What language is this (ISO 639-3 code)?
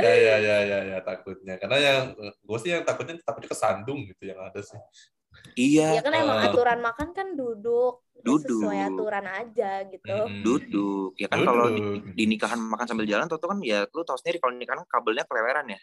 ind